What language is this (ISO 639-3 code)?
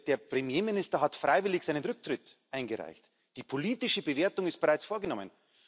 deu